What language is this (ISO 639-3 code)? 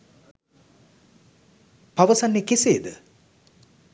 sin